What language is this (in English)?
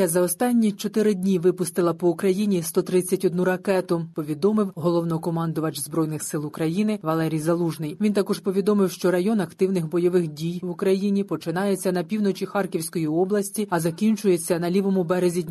Ukrainian